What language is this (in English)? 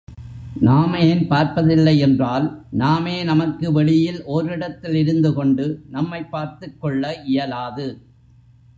Tamil